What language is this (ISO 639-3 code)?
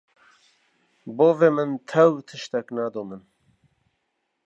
kur